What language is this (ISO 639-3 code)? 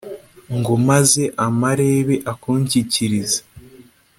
kin